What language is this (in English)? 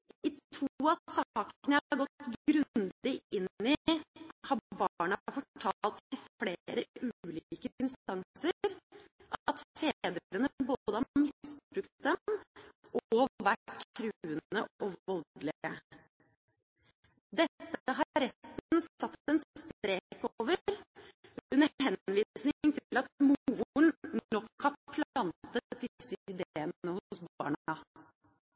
Norwegian Bokmål